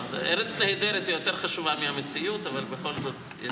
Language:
Hebrew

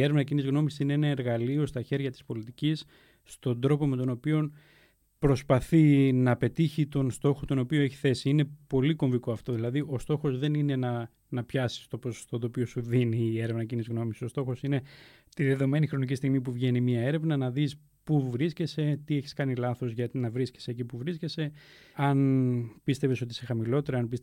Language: Greek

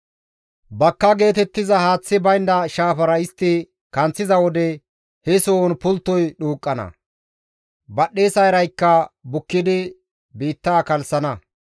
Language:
Gamo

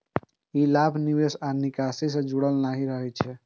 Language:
Maithili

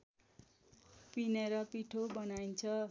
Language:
Nepali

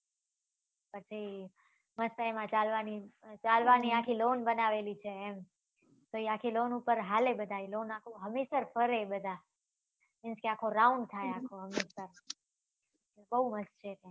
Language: Gujarati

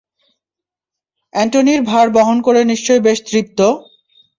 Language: Bangla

